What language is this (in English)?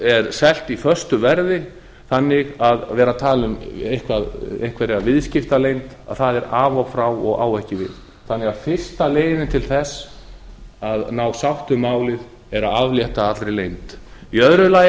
Icelandic